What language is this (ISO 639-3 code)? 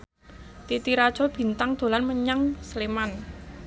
jav